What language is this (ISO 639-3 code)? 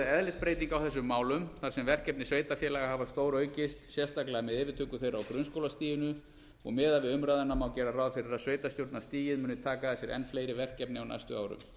isl